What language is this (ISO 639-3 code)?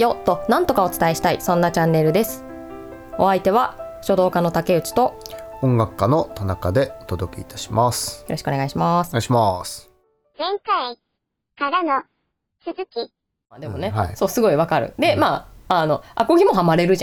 jpn